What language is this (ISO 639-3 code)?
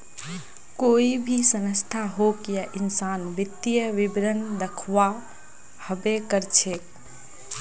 mag